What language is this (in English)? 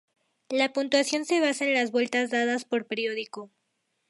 Spanish